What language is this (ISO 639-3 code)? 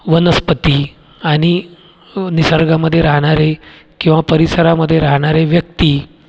mar